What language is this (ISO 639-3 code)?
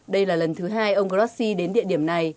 vie